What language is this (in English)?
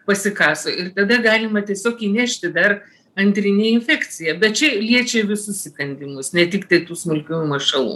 Lithuanian